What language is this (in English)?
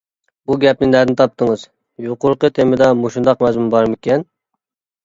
Uyghur